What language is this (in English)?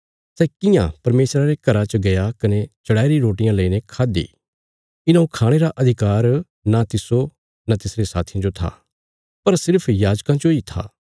Bilaspuri